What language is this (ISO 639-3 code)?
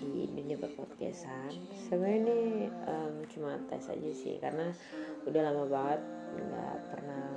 ind